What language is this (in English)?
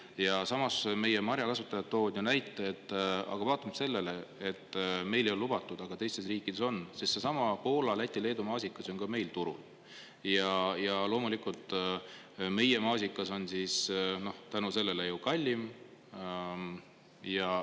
Estonian